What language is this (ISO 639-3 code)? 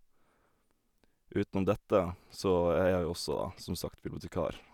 nor